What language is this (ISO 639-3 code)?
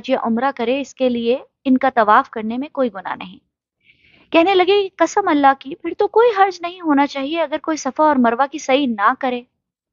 urd